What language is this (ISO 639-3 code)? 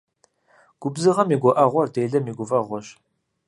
kbd